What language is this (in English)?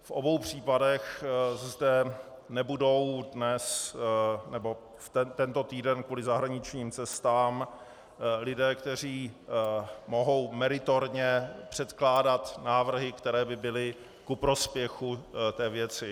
Czech